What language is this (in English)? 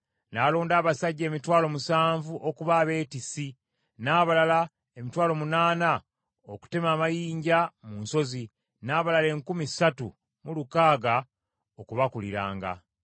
Ganda